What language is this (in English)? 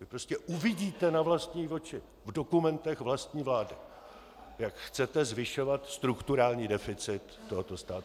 Czech